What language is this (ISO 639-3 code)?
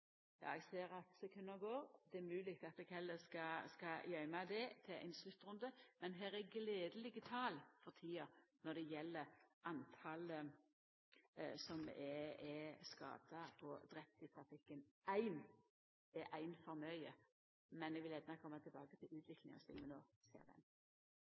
nno